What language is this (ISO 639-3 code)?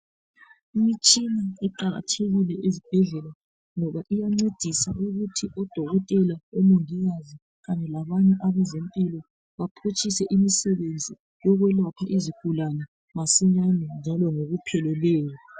nde